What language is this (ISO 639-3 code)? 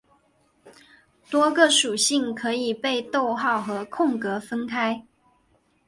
zho